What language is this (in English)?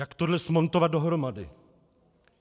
Czech